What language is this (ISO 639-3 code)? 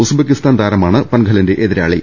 mal